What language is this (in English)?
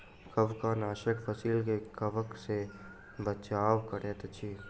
Maithili